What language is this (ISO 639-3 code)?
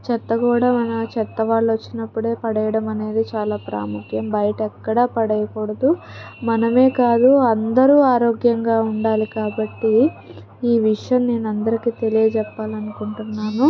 tel